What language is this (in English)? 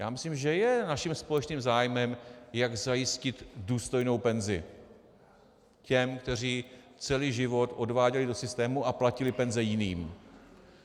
Czech